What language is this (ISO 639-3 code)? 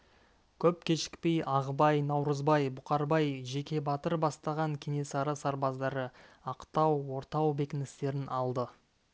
kaz